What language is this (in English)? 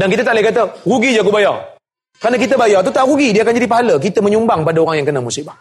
Malay